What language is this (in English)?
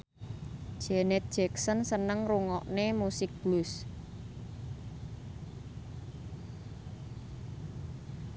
Javanese